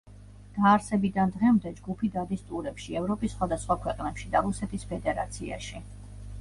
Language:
Georgian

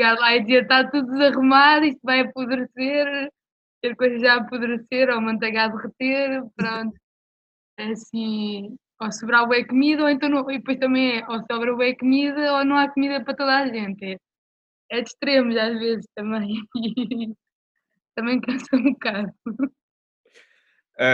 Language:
Portuguese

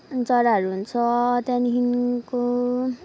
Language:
Nepali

